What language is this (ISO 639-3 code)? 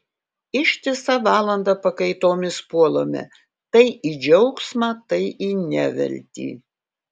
lit